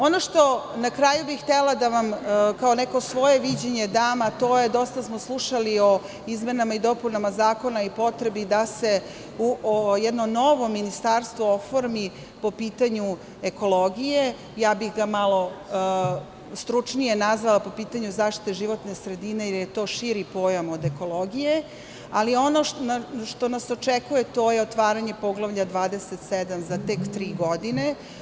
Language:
Serbian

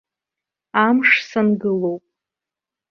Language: Abkhazian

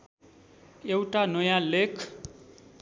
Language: Nepali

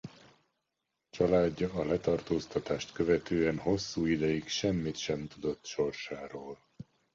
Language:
Hungarian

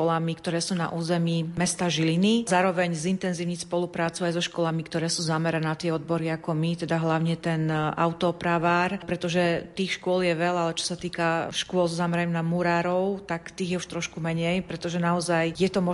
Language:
Slovak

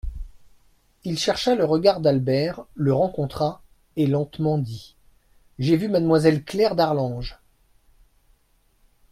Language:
French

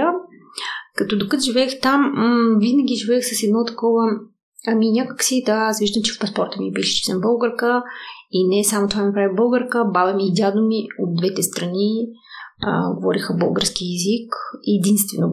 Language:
Bulgarian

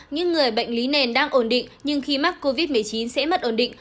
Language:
Vietnamese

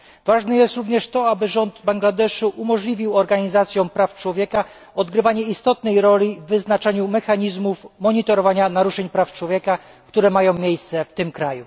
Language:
Polish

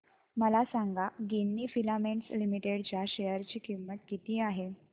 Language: Marathi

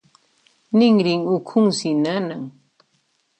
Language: Puno Quechua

